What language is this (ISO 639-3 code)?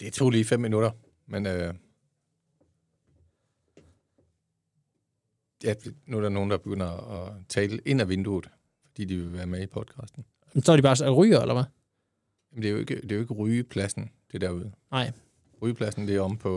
dan